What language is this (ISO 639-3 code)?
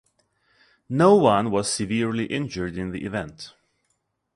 eng